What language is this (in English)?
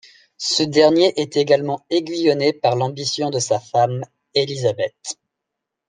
French